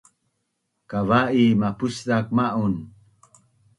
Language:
Bunun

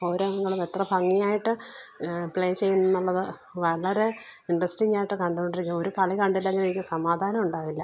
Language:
Malayalam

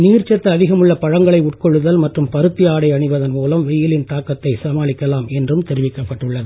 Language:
Tamil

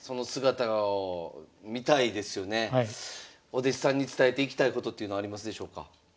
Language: Japanese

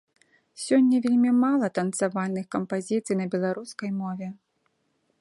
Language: Belarusian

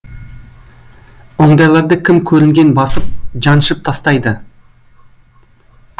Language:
Kazakh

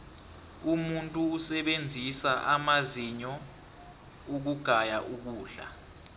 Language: South Ndebele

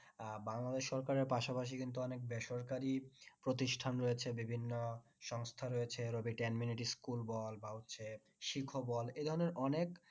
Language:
Bangla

